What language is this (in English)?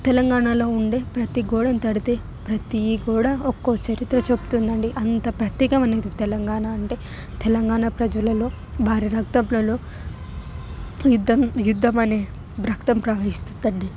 Telugu